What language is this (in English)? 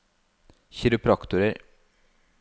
Norwegian